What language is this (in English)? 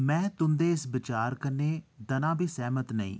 Dogri